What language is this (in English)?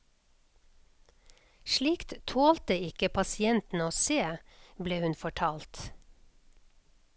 Norwegian